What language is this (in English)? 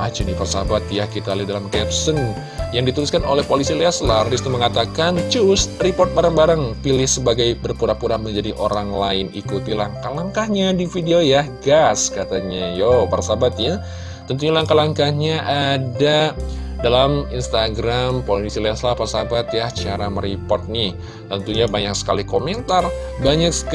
Indonesian